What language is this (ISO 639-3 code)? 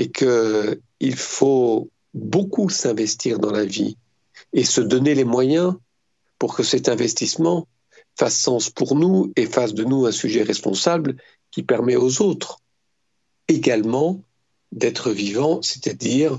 fra